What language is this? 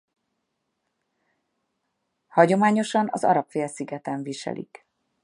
Hungarian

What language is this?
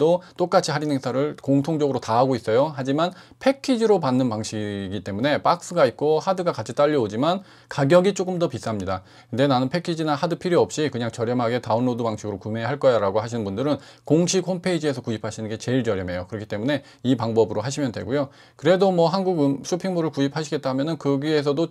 Korean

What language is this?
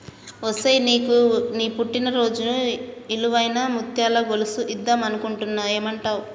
Telugu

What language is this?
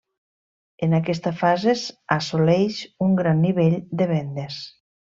Catalan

